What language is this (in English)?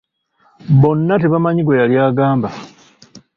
Ganda